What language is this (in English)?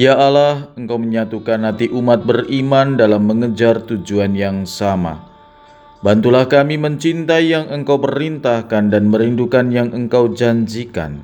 Indonesian